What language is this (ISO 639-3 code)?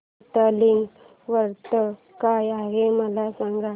mar